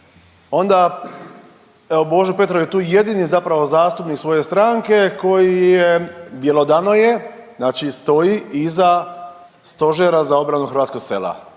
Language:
Croatian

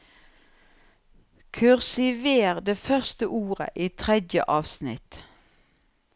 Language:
Norwegian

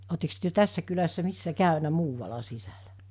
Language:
Finnish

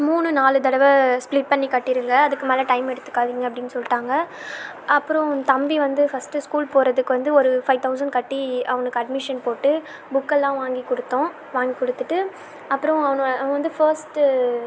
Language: Tamil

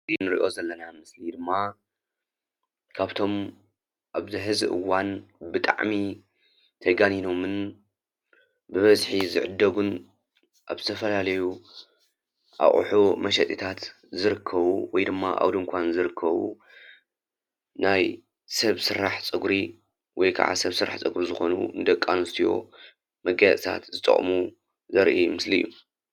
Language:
Tigrinya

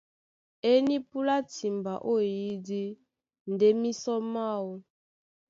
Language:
Duala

